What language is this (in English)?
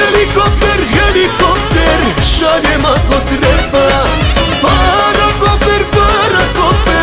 Romanian